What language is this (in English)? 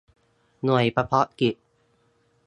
Thai